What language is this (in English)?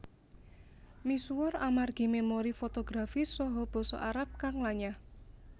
Javanese